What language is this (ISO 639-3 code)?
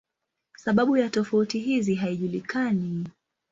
swa